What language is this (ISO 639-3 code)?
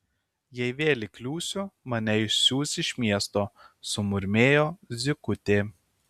lit